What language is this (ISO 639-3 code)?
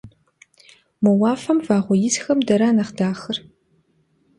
kbd